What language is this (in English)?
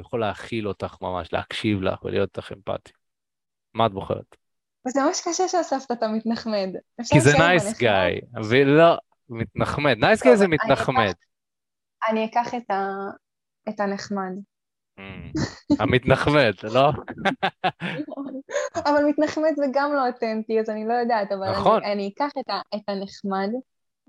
Hebrew